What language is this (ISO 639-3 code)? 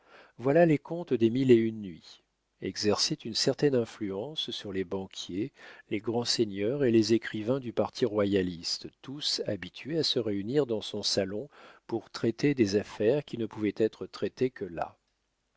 fra